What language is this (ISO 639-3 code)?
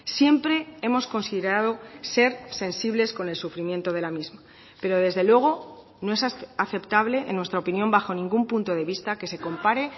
spa